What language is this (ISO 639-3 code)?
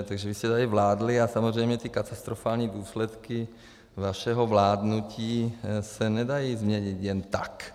ces